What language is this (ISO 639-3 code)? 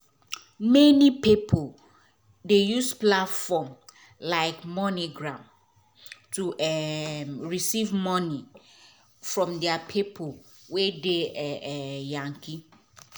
pcm